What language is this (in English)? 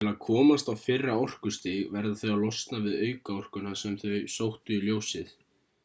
Icelandic